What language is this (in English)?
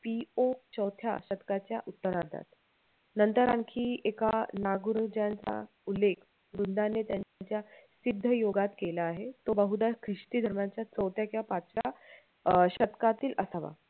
Marathi